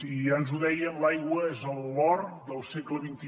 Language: Catalan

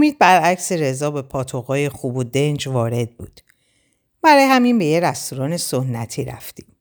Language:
Persian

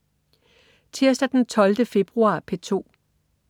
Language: Danish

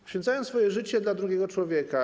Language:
Polish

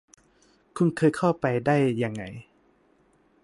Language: Thai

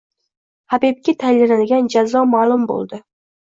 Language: Uzbek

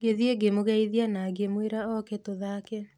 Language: Kikuyu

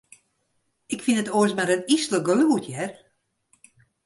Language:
Western Frisian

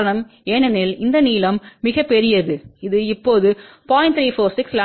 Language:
Tamil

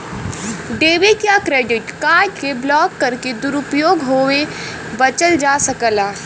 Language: Bhojpuri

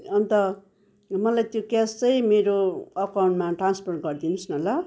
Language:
Nepali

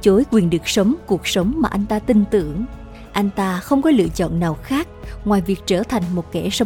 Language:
Vietnamese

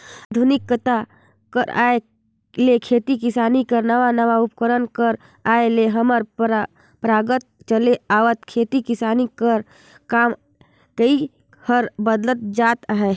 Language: Chhattisgarhi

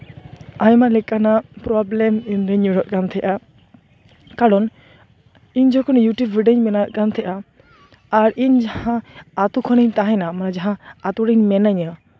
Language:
Santali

